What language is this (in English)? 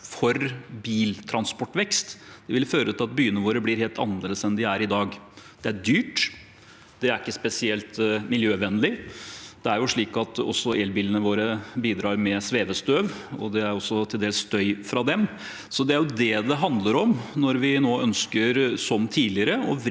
Norwegian